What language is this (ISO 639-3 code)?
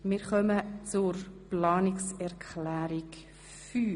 gsw